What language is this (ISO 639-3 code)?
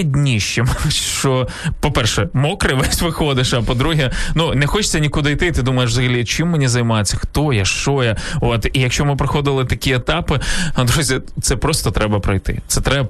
ukr